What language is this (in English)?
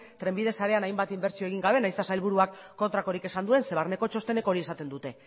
Basque